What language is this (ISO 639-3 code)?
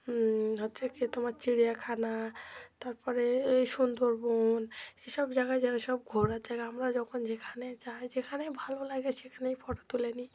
ben